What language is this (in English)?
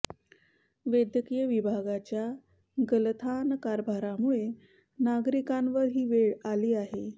Marathi